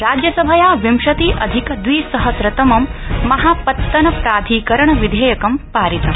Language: Sanskrit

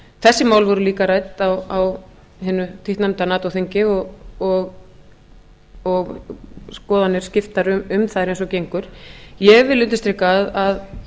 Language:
Icelandic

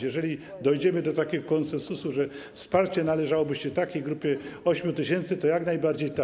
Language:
Polish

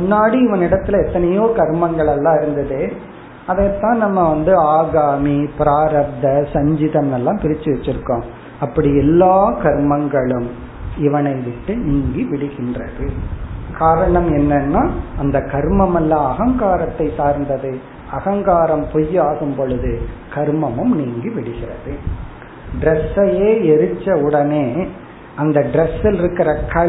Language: Tamil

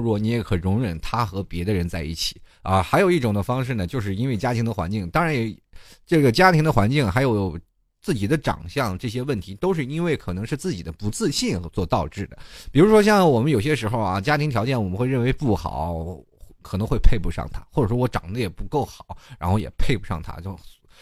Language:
Chinese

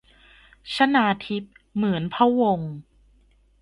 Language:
Thai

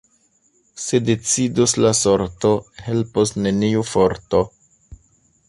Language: Esperanto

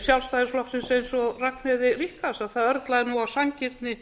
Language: Icelandic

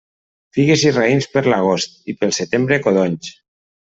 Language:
Catalan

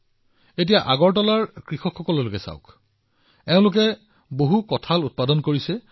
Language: Assamese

